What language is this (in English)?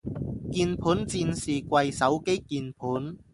Cantonese